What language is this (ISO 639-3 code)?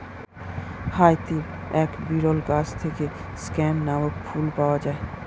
ben